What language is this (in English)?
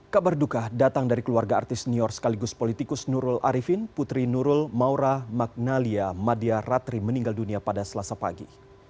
Indonesian